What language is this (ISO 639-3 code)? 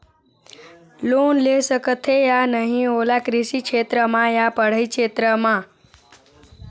hne